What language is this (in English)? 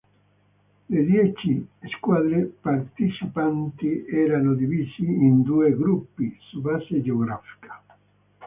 Italian